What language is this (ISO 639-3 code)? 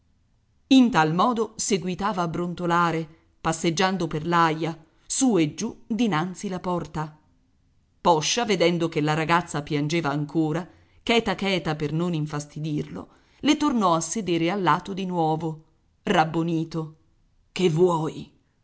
ita